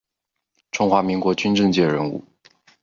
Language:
Chinese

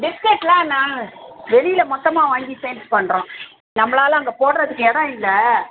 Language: Tamil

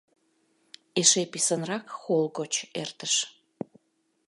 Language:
Mari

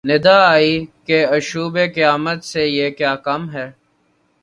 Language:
Urdu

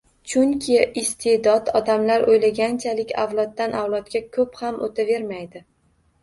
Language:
Uzbek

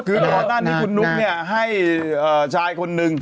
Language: Thai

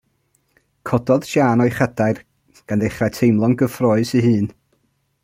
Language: Welsh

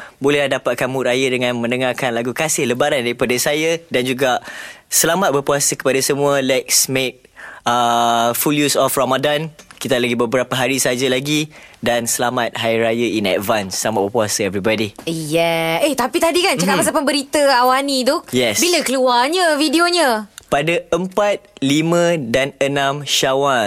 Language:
Malay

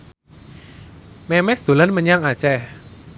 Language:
Javanese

